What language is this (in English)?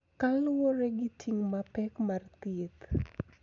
Luo (Kenya and Tanzania)